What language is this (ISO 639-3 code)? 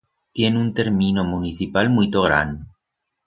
arg